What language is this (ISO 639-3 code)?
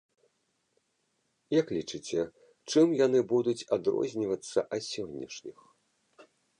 bel